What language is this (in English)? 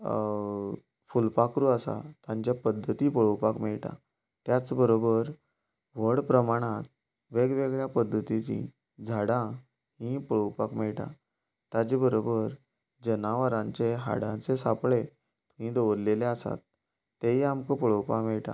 Konkani